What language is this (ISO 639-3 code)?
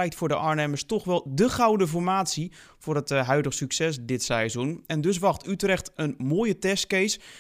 nld